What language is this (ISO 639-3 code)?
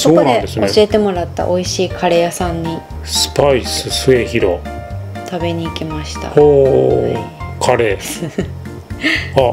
jpn